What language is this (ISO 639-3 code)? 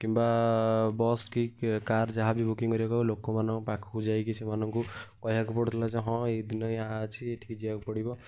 ori